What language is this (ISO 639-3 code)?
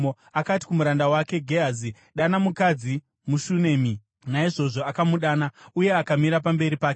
sna